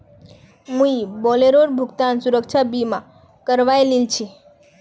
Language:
Magahi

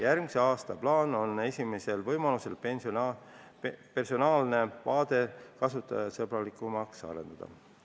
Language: Estonian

